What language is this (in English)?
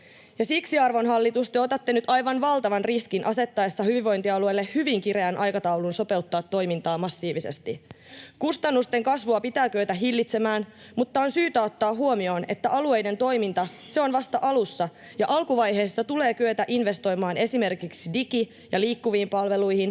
Finnish